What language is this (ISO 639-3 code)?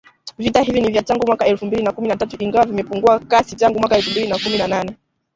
swa